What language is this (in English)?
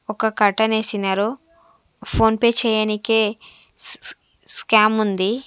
Telugu